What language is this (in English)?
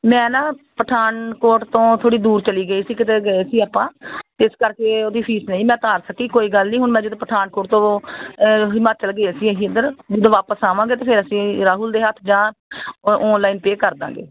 Punjabi